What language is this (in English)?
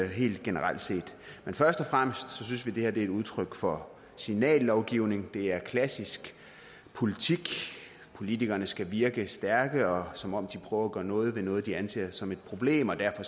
Danish